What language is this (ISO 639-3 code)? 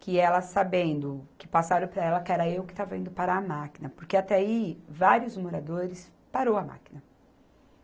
por